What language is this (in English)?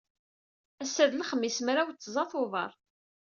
Kabyle